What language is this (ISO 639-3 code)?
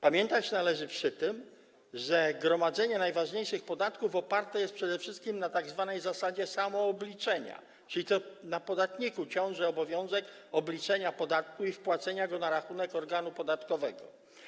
pol